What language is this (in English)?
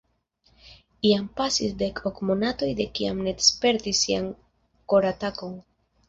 Esperanto